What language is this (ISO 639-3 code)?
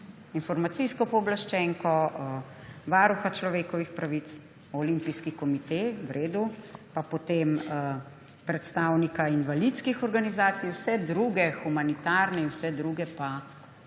slv